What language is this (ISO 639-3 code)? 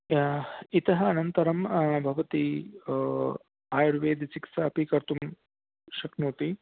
san